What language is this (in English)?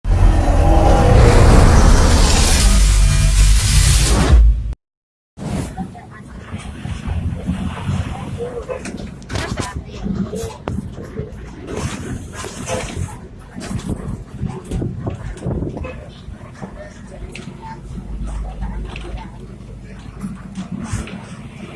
Korean